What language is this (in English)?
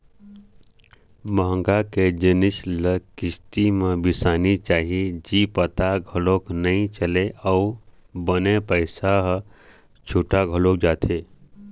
Chhattisgarhi